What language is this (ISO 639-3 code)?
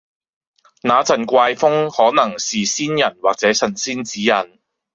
yue